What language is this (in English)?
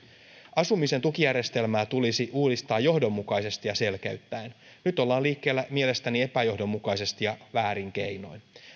Finnish